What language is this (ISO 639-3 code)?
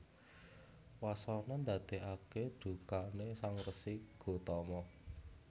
jav